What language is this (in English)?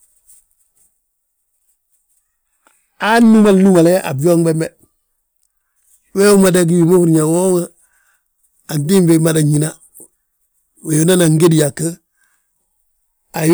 Balanta-Ganja